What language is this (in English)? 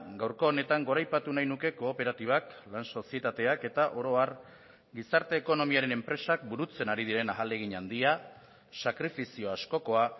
Basque